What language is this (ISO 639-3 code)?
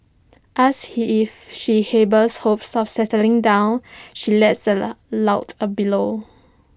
eng